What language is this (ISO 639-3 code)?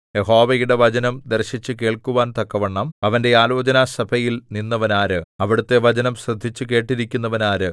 mal